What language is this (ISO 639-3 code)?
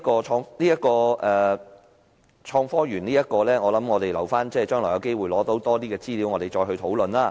yue